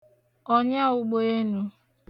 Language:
Igbo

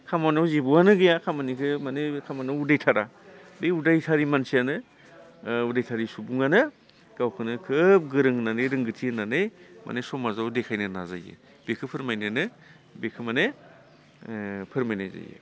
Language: Bodo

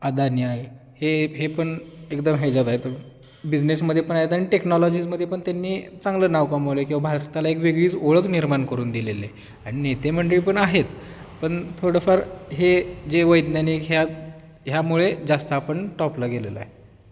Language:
Marathi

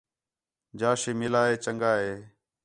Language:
Khetrani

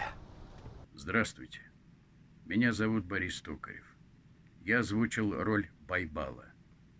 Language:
Russian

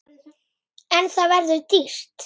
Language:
Icelandic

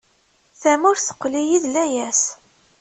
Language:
Kabyle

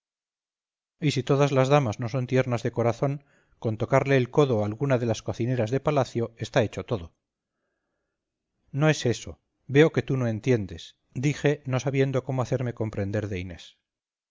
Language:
Spanish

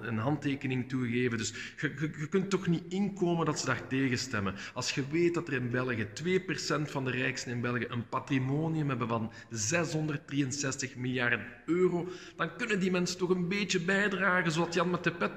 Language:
Dutch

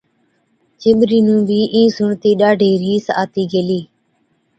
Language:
Od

